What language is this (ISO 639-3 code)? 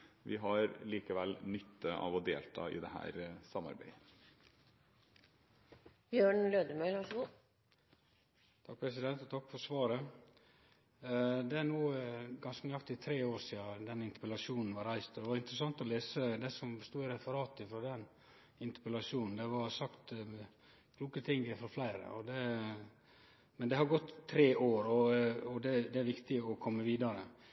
nor